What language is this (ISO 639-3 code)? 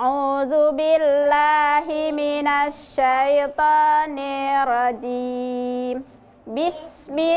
ind